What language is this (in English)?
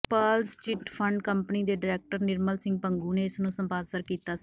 Punjabi